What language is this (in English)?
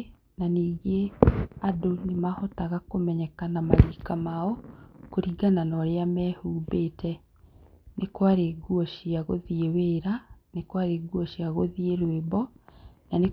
Kikuyu